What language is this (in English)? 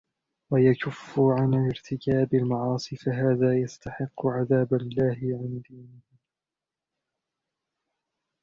Arabic